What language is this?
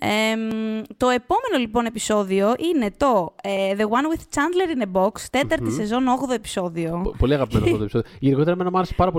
Greek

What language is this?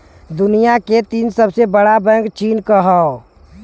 Bhojpuri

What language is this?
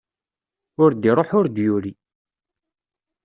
Kabyle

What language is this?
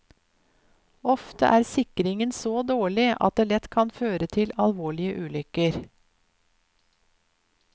Norwegian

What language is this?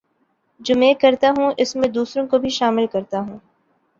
Urdu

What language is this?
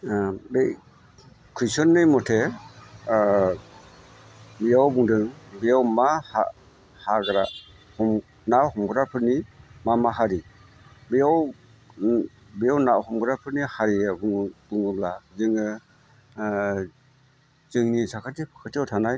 Bodo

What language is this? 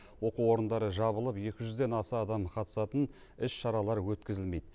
Kazakh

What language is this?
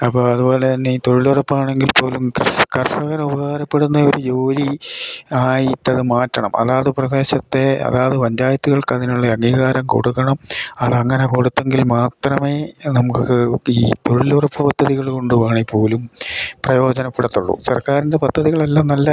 Malayalam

